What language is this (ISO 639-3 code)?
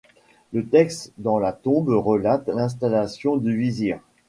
fra